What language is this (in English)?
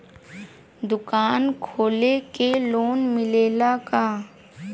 Bhojpuri